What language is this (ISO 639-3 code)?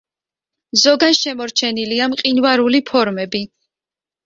kat